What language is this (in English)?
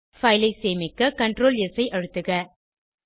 Tamil